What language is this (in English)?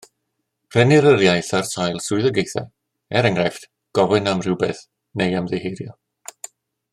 Welsh